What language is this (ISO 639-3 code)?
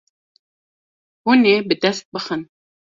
kur